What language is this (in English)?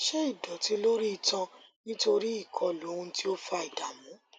Yoruba